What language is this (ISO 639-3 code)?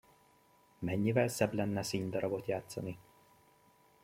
hun